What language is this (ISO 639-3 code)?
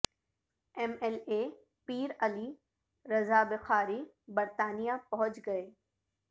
urd